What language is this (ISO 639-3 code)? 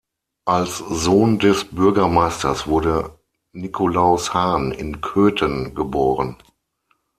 deu